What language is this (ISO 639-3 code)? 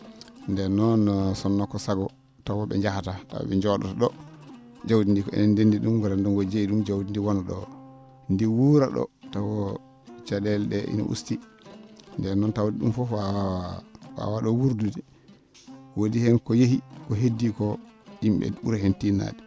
ful